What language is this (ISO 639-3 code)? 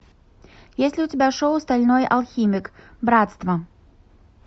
rus